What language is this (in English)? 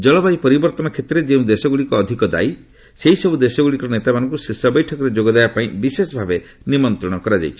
Odia